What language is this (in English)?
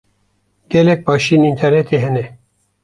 Kurdish